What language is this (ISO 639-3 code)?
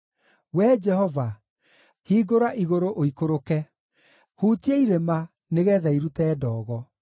kik